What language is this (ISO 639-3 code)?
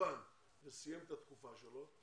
heb